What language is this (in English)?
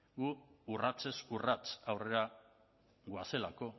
Basque